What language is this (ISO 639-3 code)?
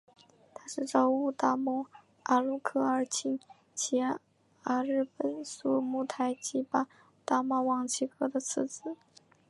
zho